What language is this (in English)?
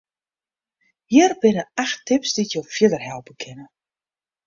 Western Frisian